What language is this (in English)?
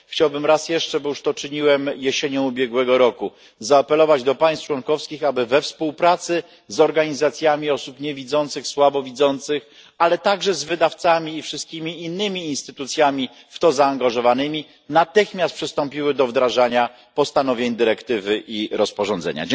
Polish